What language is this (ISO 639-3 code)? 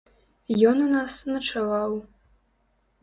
bel